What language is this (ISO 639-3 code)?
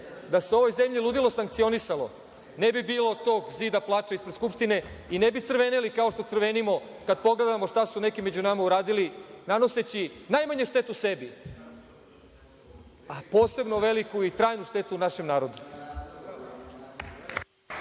srp